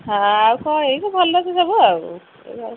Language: Odia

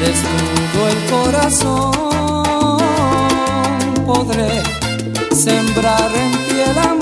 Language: Romanian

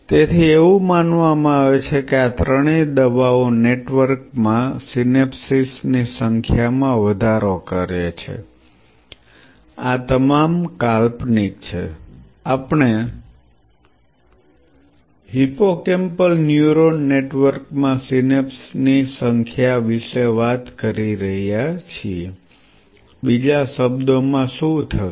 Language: Gujarati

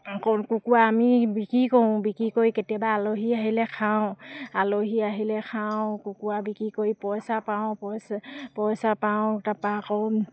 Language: Assamese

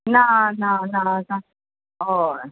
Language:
Konkani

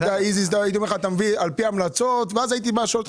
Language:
Hebrew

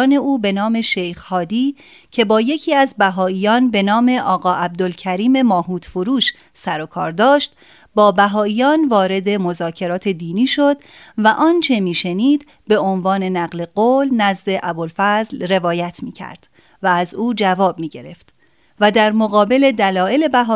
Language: Persian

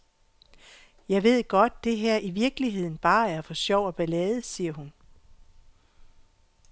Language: Danish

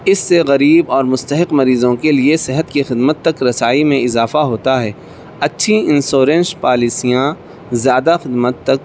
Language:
Urdu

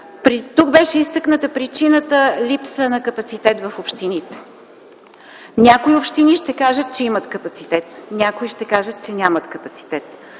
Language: Bulgarian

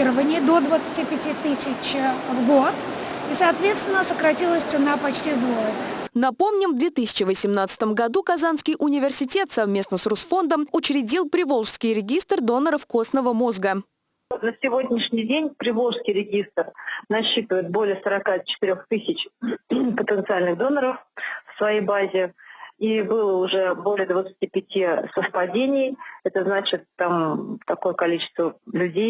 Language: Russian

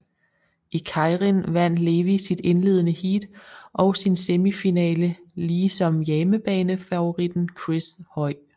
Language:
Danish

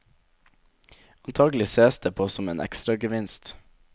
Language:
Norwegian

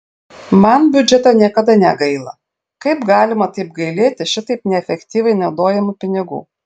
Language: Lithuanian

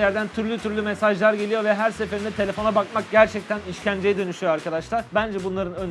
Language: Turkish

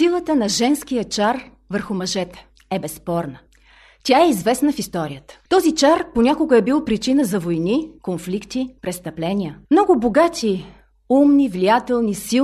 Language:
Bulgarian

